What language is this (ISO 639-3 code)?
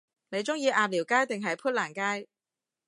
yue